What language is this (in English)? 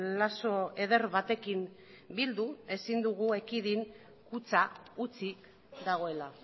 Basque